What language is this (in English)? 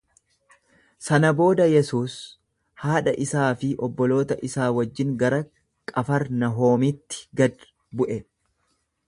Oromo